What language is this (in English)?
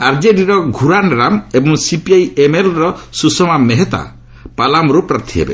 Odia